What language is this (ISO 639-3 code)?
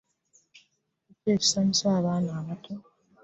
lug